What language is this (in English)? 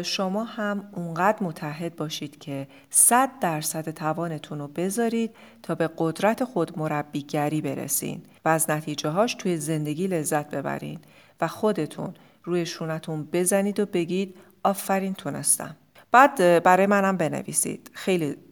Persian